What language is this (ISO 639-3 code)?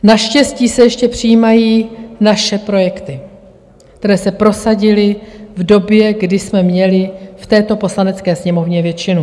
ces